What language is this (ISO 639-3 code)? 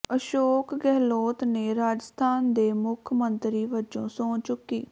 pan